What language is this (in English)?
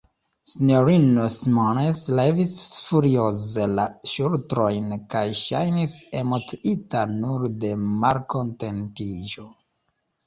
Esperanto